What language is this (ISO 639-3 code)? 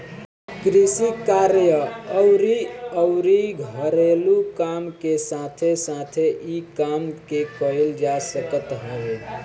bho